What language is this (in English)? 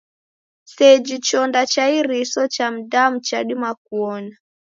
Taita